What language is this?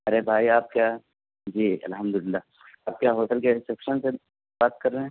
Urdu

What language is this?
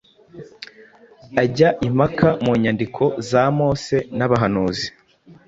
Kinyarwanda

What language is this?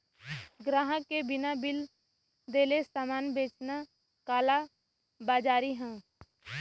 Bhojpuri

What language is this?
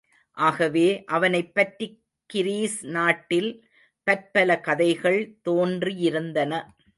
Tamil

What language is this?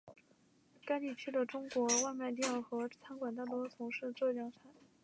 Chinese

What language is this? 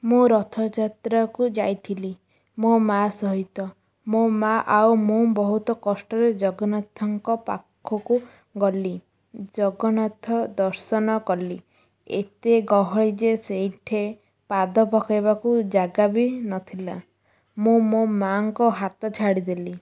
Odia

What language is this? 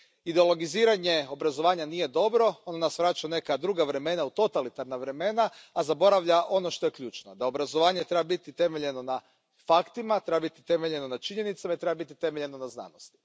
Croatian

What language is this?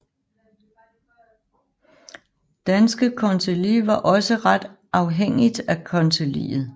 Danish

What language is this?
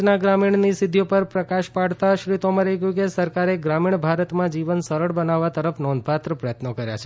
Gujarati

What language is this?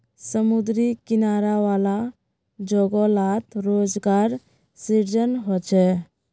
Magahi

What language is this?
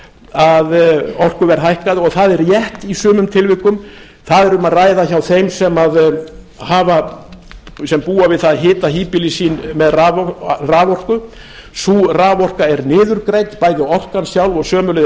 Icelandic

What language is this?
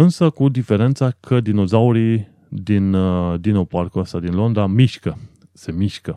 Romanian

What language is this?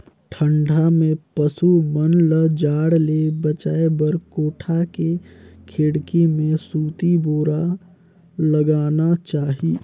Chhattisgarhi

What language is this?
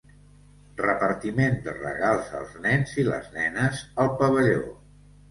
Catalan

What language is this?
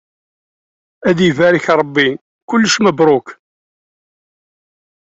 Kabyle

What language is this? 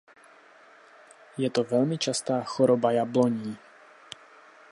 Czech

